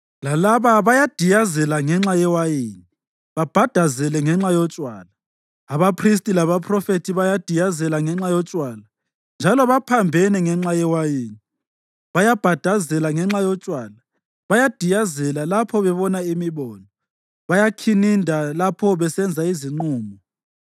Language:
North Ndebele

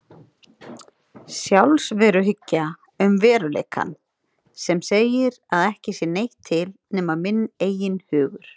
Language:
Icelandic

